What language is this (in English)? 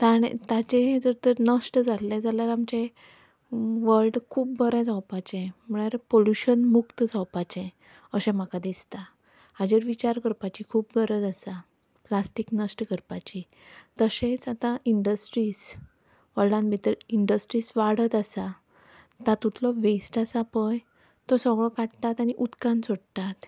Konkani